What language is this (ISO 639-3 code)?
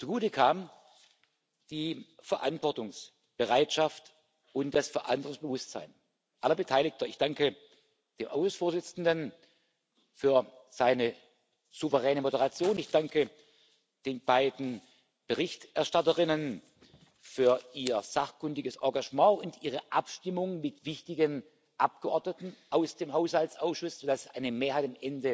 deu